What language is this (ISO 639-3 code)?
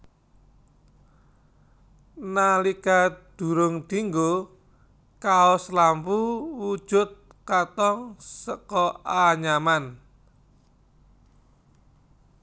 jav